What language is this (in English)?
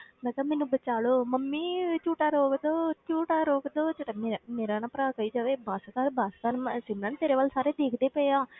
Punjabi